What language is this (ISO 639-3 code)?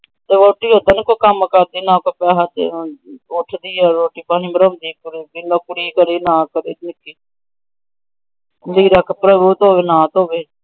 pan